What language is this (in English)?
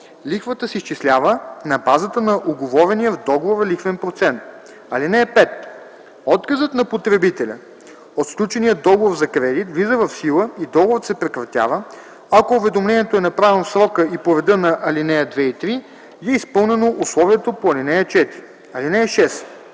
Bulgarian